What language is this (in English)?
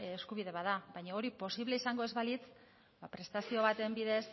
Basque